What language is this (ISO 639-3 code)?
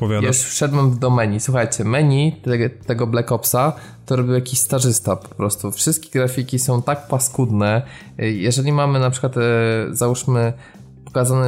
pol